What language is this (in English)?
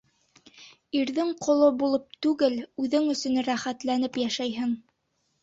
Bashkir